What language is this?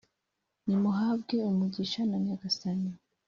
Kinyarwanda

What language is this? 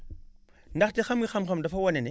Wolof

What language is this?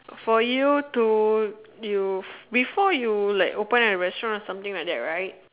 English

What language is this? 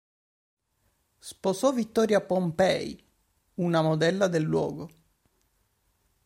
Italian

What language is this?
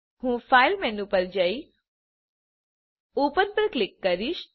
Gujarati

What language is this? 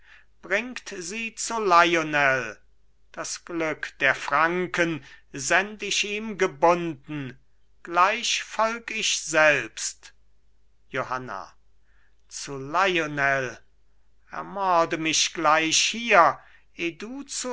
German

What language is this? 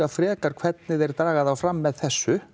Icelandic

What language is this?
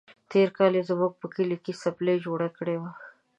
Pashto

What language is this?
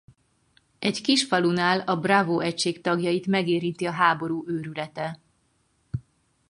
Hungarian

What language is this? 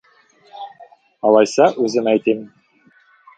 Tatar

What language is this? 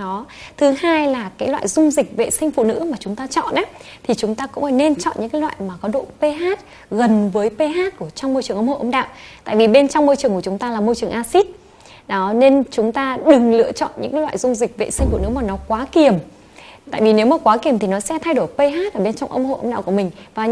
Vietnamese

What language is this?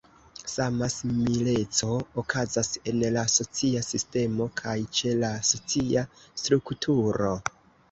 Esperanto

